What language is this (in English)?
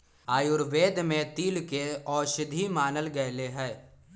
Magahi